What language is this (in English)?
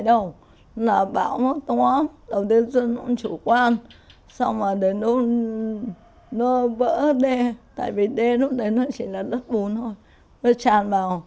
Vietnamese